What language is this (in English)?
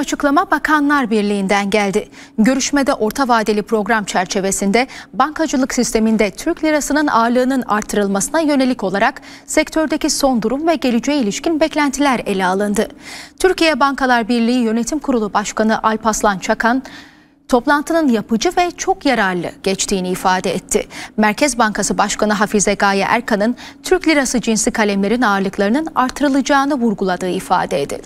Turkish